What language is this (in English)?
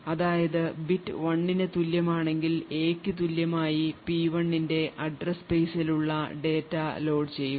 Malayalam